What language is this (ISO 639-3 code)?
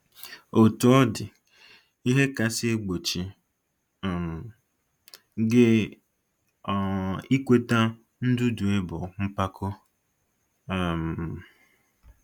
ibo